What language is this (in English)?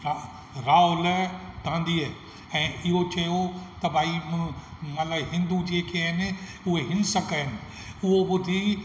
Sindhi